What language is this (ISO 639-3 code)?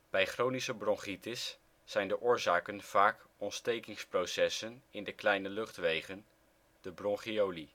nld